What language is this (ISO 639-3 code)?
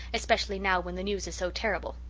eng